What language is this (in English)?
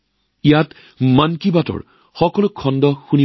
Assamese